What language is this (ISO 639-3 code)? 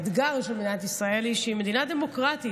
heb